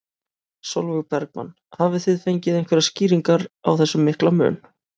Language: Icelandic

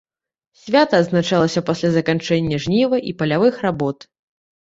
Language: Belarusian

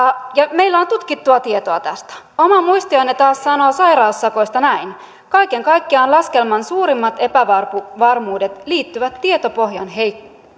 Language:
Finnish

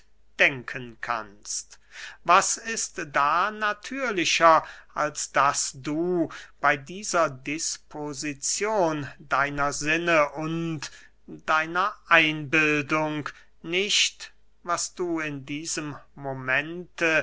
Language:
German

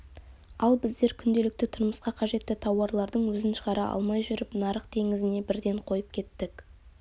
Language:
Kazakh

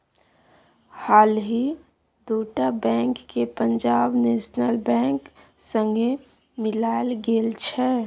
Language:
Maithili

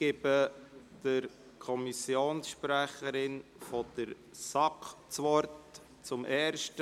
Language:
Swiss German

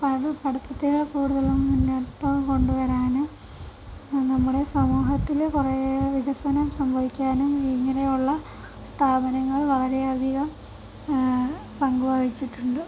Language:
Malayalam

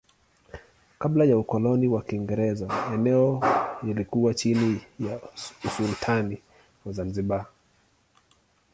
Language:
Swahili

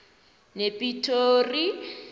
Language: South Ndebele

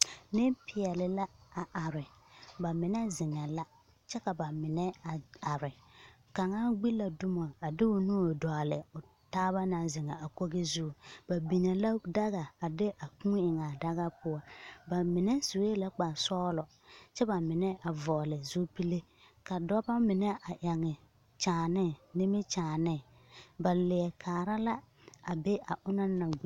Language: Southern Dagaare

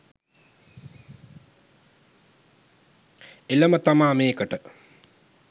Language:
Sinhala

